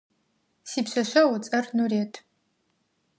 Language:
Adyghe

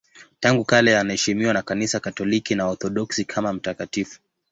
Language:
Swahili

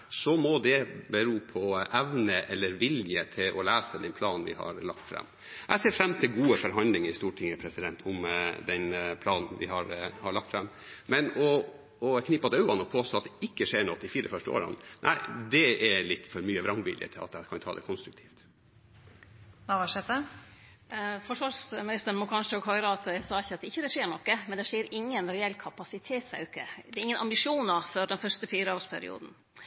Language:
Norwegian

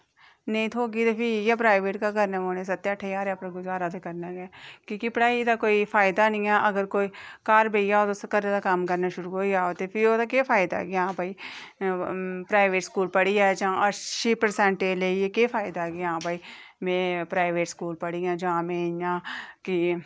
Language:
Dogri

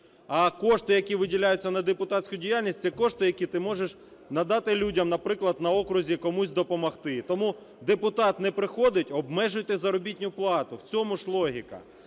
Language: Ukrainian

